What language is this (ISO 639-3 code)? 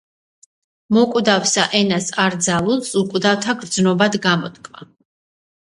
kat